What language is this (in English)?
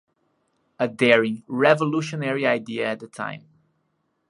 English